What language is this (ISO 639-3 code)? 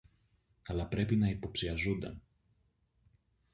ell